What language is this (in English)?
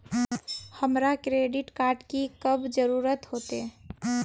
Magahi